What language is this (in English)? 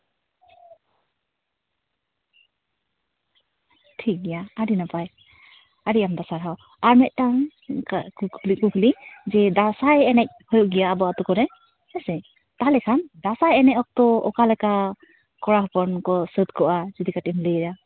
Santali